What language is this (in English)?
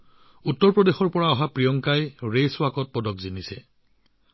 Assamese